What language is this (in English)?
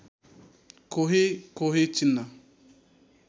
Nepali